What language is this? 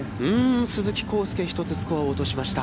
Japanese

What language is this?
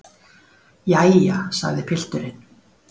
Icelandic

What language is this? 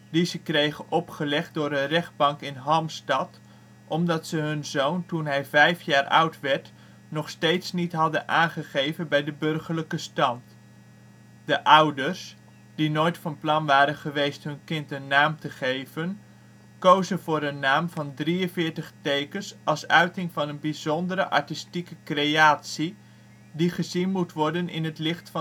Dutch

